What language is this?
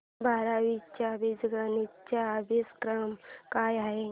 Marathi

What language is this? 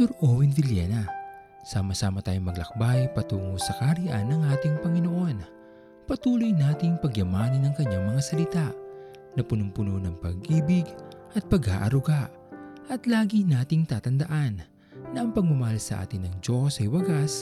Filipino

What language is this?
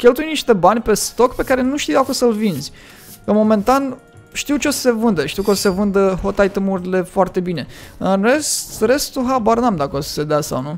Romanian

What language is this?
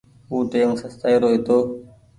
Goaria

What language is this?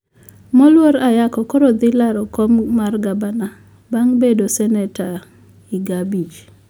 Luo (Kenya and Tanzania)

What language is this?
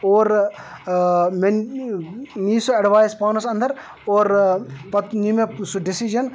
Kashmiri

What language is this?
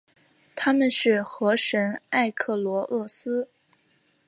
Chinese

